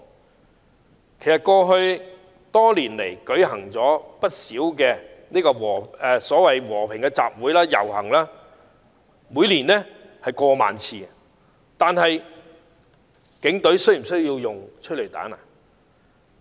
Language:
Cantonese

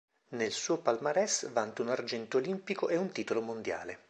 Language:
Italian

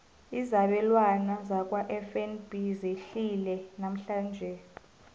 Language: South Ndebele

